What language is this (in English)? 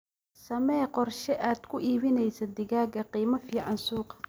Somali